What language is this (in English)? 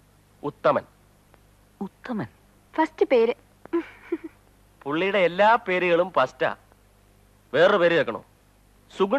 Malayalam